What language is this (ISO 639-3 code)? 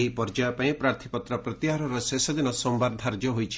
ori